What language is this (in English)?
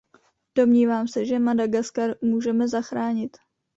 Czech